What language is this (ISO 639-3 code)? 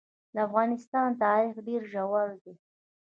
pus